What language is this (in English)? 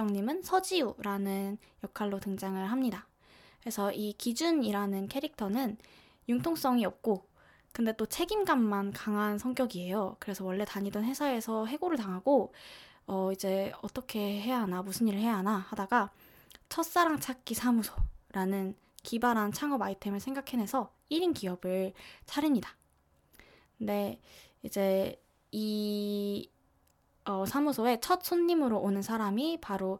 Korean